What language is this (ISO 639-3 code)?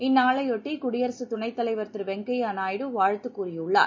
tam